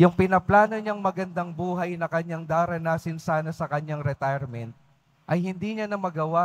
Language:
Filipino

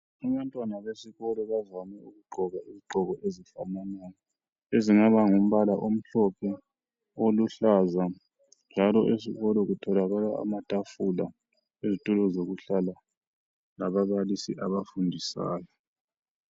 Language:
North Ndebele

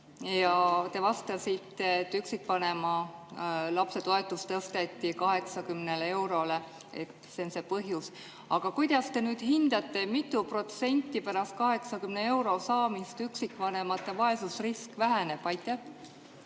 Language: Estonian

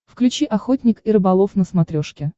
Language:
Russian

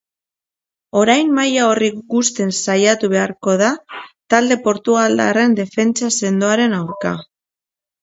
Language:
Basque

